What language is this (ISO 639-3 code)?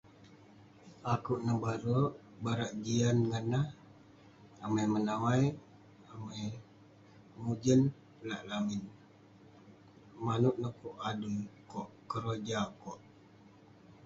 pne